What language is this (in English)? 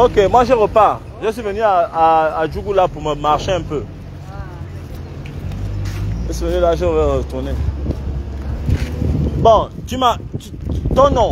French